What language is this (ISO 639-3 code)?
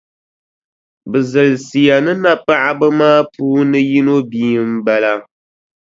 dag